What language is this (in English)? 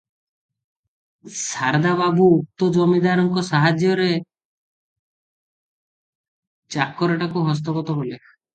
Odia